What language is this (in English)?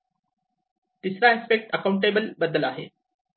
Marathi